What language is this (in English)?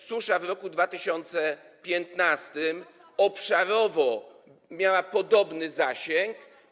Polish